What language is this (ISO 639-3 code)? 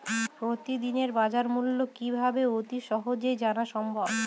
ben